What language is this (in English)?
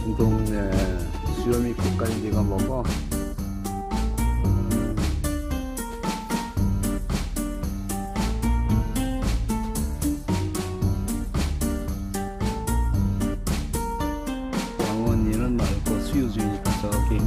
Korean